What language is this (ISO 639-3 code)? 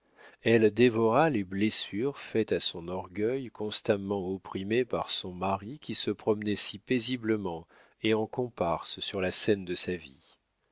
fra